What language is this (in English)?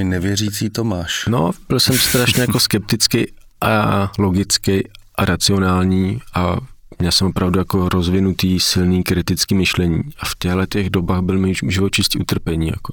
Czech